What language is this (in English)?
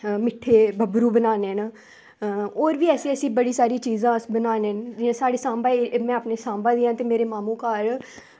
Dogri